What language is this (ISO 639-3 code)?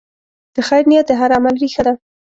pus